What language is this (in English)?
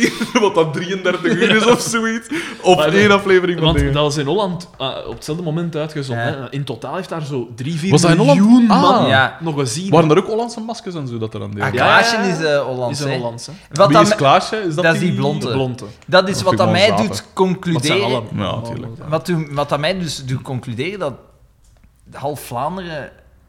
Dutch